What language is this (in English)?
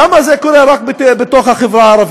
Hebrew